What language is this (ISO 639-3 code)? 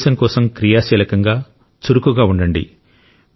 tel